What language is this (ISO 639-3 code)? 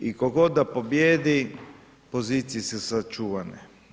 hrv